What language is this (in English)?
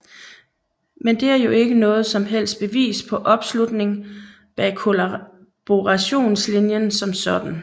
Danish